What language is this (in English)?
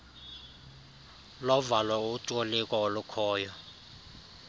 Xhosa